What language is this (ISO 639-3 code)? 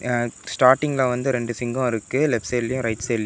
tam